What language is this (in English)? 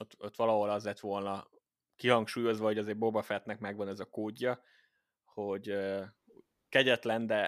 Hungarian